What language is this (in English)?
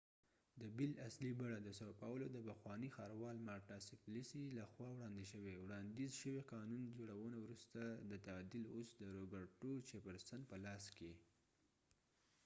Pashto